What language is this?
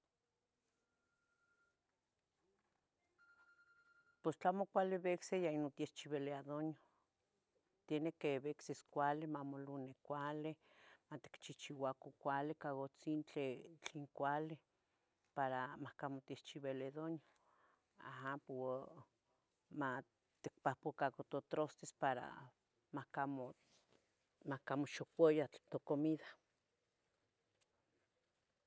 Tetelcingo Nahuatl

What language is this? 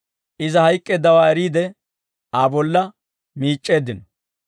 Dawro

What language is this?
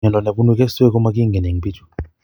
Kalenjin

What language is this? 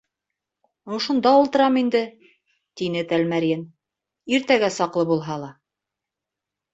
Bashkir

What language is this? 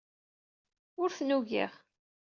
Kabyle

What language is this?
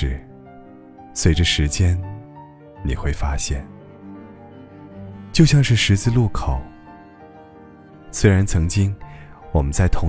Chinese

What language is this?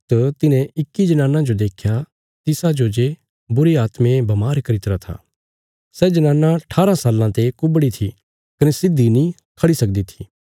Bilaspuri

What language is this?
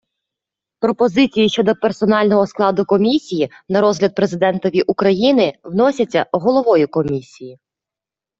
Ukrainian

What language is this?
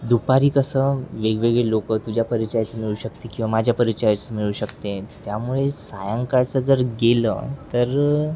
Marathi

